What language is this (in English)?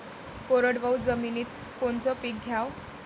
Marathi